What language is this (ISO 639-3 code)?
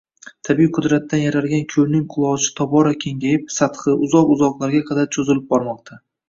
uzb